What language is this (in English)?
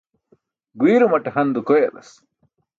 Burushaski